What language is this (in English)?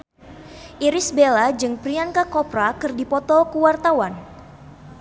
Sundanese